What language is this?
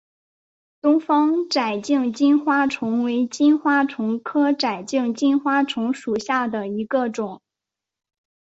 Chinese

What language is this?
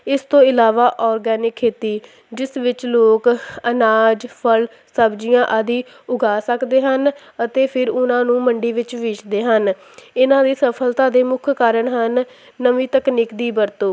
Punjabi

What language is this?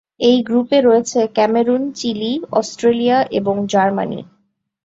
Bangla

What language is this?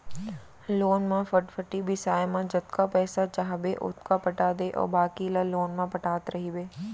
Chhattisgarhi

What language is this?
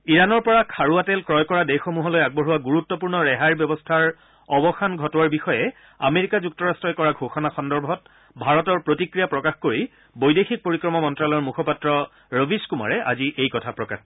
Assamese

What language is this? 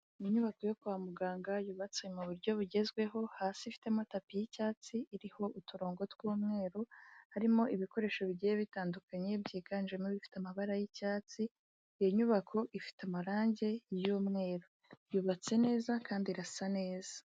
Kinyarwanda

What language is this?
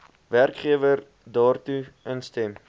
Afrikaans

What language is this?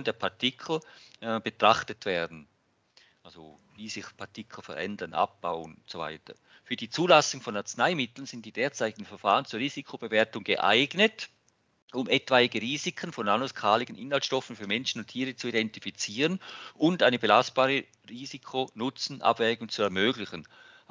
German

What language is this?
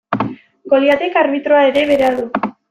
Basque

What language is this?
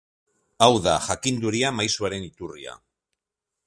Basque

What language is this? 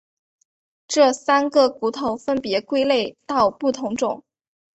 Chinese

